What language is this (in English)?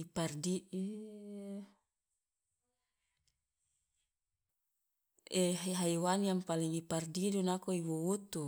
Loloda